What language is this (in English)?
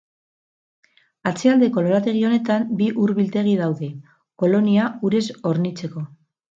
Basque